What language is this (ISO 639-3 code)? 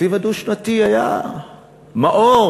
heb